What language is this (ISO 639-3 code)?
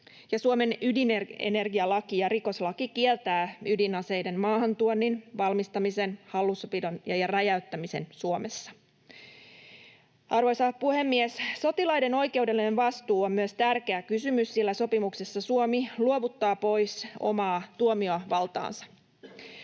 fin